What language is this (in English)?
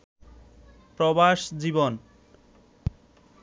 Bangla